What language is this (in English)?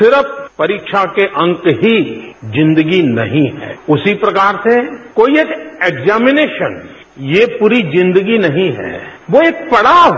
Hindi